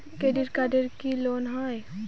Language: Bangla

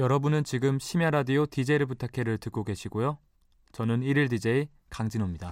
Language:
Korean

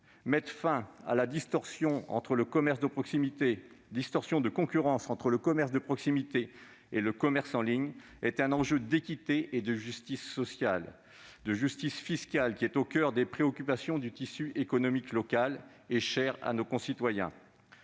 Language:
French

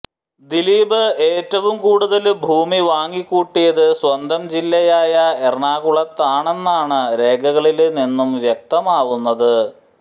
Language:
Malayalam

